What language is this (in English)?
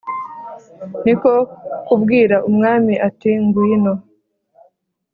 Kinyarwanda